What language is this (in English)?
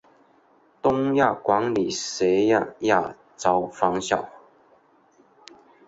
Chinese